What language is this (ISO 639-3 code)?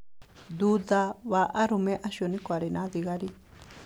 kik